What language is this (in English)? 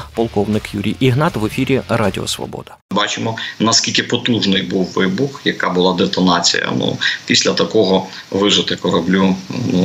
Ukrainian